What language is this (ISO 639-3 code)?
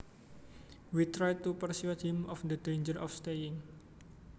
jav